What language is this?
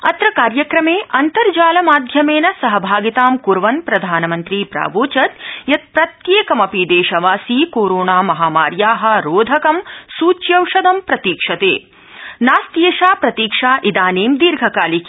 Sanskrit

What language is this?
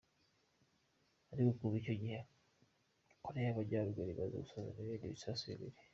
Kinyarwanda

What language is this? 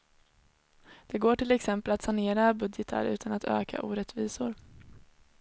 Swedish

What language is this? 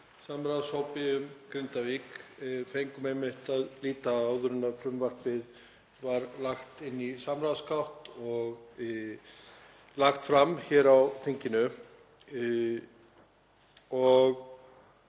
Icelandic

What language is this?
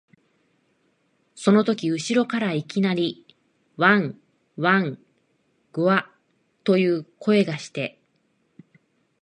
Japanese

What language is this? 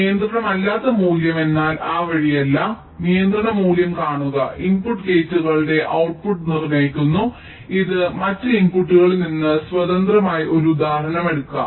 Malayalam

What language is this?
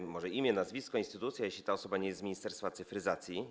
Polish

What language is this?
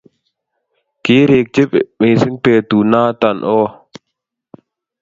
Kalenjin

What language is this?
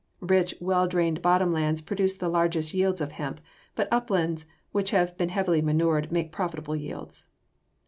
English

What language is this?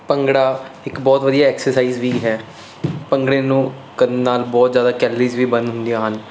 Punjabi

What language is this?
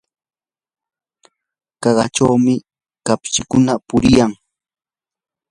Yanahuanca Pasco Quechua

